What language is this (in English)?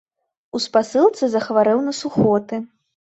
Belarusian